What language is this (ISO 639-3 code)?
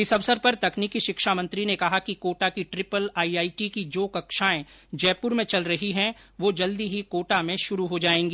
hin